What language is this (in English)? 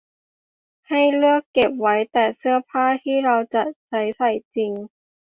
Thai